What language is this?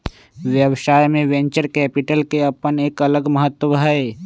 Magahi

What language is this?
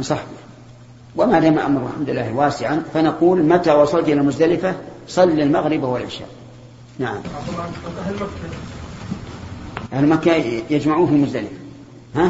Arabic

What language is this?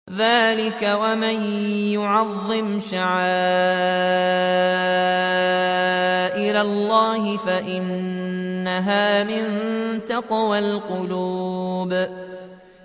Arabic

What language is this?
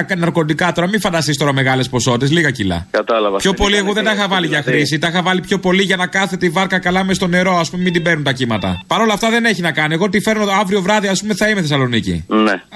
Greek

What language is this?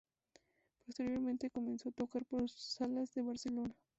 Spanish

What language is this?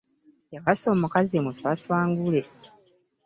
Ganda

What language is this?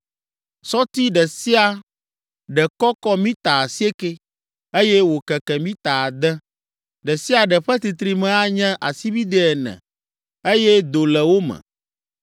Ewe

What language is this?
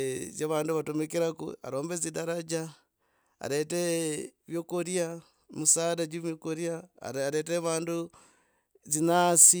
Logooli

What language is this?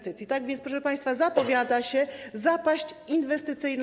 Polish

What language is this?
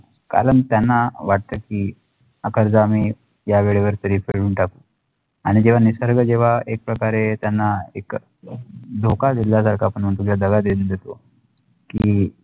Marathi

